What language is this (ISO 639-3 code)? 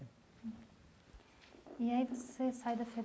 por